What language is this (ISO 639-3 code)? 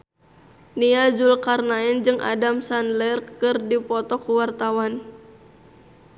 sun